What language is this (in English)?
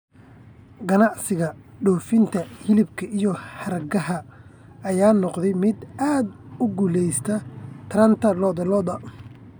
Somali